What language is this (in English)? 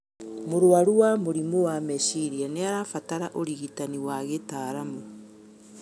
Kikuyu